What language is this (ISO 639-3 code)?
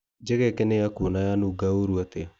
kik